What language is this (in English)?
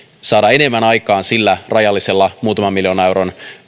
Finnish